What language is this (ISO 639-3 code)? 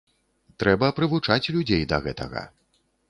bel